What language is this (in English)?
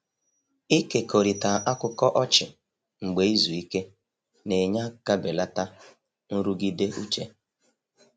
Igbo